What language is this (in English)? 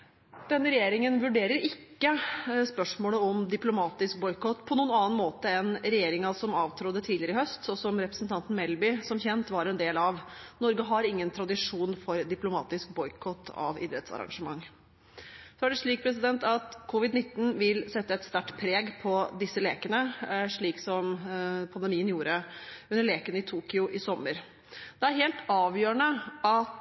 Norwegian Bokmål